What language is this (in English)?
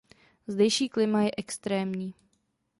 Czech